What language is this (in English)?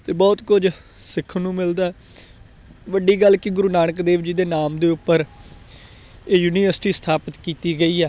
Punjabi